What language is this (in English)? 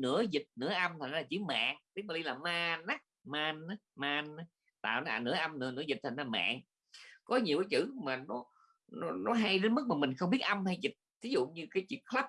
Vietnamese